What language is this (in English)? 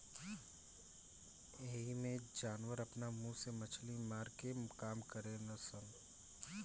Bhojpuri